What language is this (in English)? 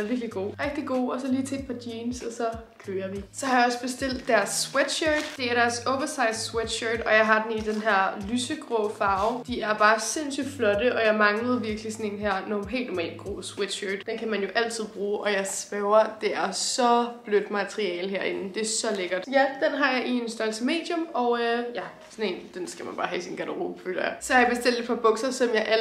Danish